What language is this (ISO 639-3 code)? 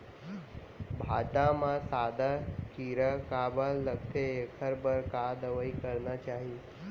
hne